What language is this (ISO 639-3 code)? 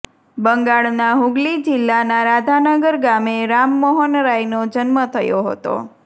guj